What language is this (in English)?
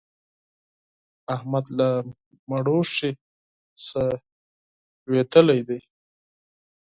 Pashto